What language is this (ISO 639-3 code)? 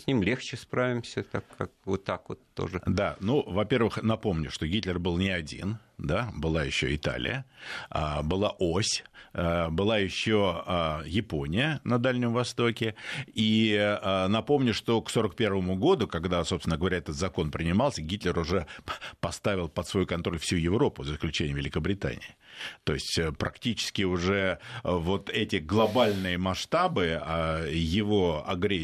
rus